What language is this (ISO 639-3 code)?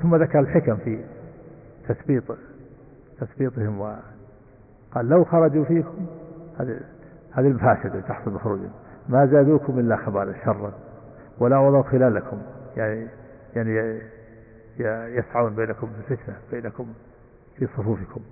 ara